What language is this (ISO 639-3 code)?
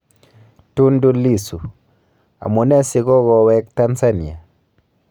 kln